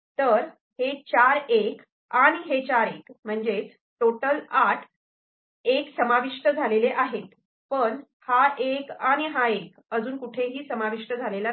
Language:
Marathi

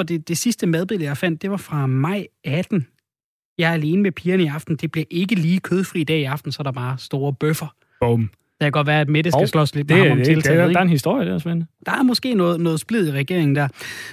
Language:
Danish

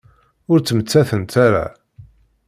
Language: Kabyle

